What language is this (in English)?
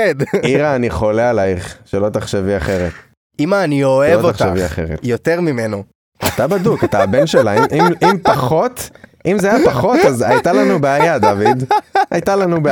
Hebrew